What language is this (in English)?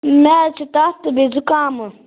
Kashmiri